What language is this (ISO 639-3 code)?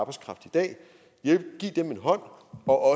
dan